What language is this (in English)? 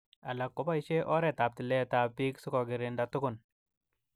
Kalenjin